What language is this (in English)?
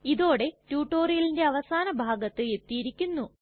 Malayalam